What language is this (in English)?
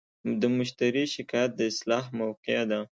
Pashto